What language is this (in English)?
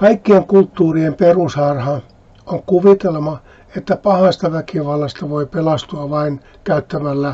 Finnish